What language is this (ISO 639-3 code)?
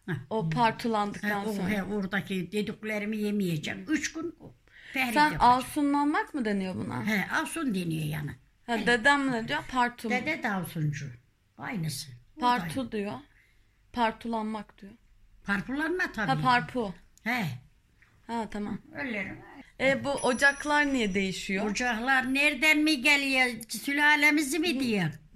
tur